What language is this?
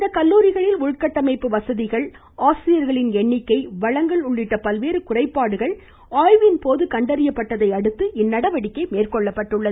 Tamil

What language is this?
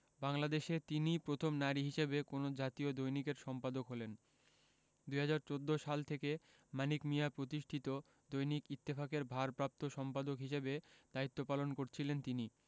Bangla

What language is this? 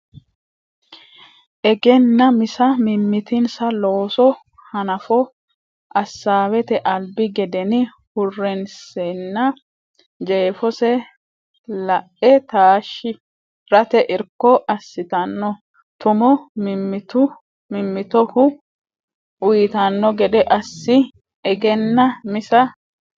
Sidamo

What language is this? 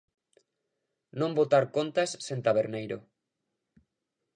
Galician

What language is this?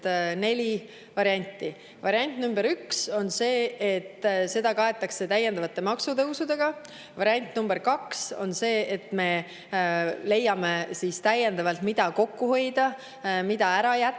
Estonian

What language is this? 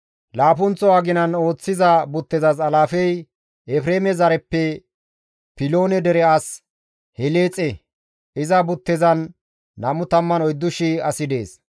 Gamo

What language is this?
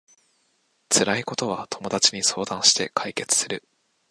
Japanese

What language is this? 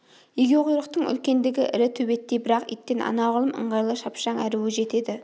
Kazakh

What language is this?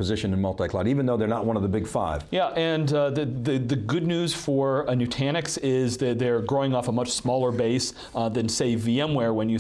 English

